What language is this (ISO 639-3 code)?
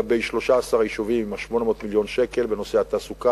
heb